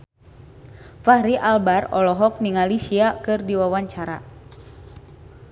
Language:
Sundanese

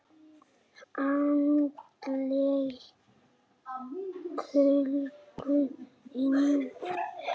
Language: Icelandic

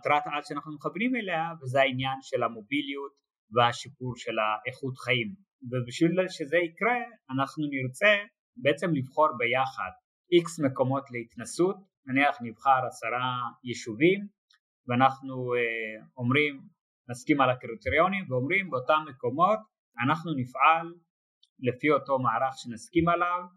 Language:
Hebrew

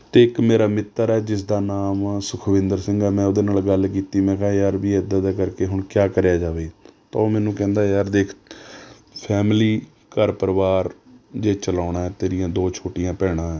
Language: Punjabi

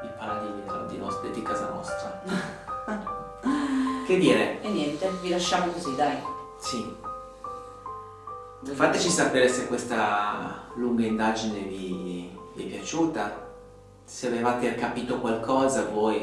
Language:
Italian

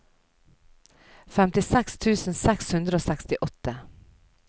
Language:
Norwegian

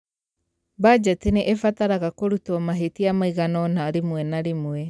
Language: Kikuyu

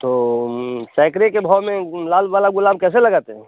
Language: Hindi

